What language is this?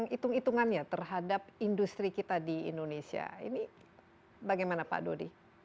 Indonesian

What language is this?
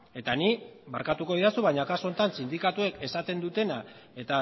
Basque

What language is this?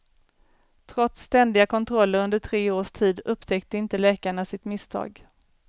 Swedish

